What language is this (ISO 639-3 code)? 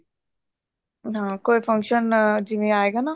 pan